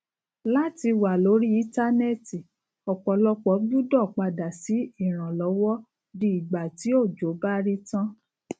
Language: Yoruba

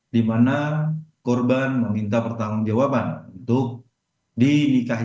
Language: Indonesian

